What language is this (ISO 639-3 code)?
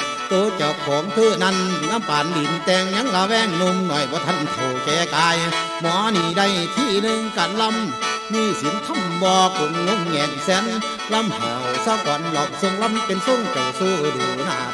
tha